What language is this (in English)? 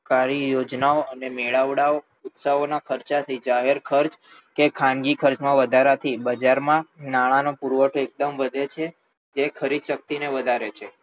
Gujarati